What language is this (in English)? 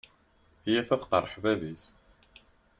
Kabyle